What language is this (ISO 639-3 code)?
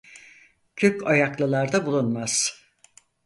tur